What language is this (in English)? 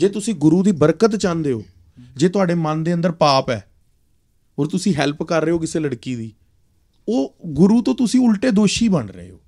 Punjabi